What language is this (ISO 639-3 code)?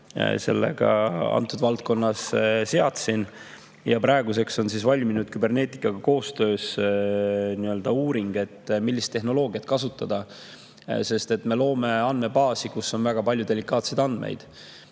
est